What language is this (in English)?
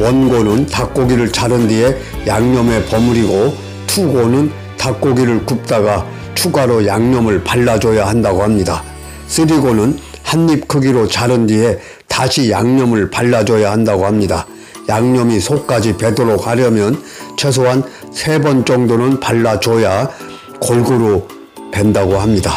Korean